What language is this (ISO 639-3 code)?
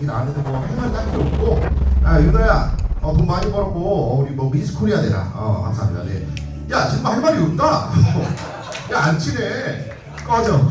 kor